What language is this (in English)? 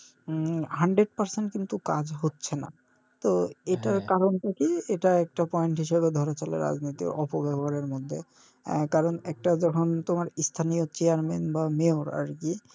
Bangla